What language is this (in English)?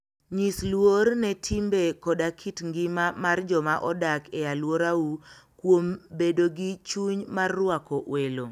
Luo (Kenya and Tanzania)